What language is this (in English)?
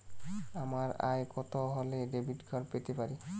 Bangla